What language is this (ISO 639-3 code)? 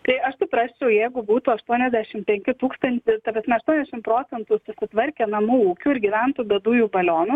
lit